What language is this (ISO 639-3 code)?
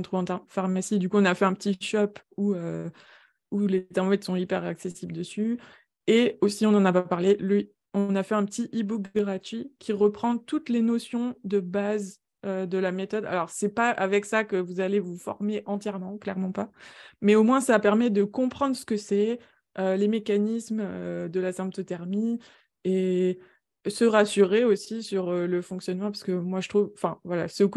fra